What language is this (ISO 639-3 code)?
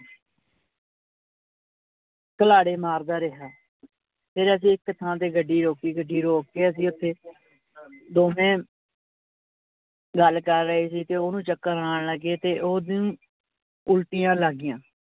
pan